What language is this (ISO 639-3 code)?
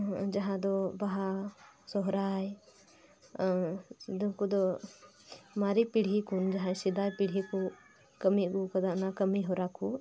sat